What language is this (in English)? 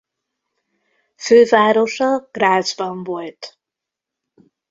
Hungarian